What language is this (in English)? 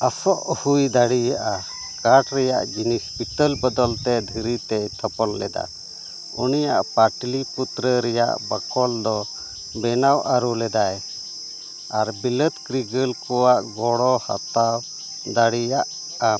Santali